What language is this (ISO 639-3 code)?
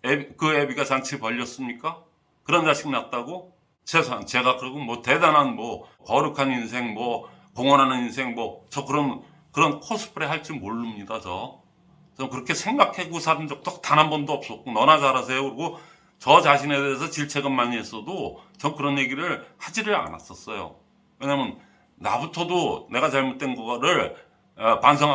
kor